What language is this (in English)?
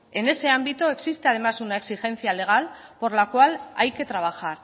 Spanish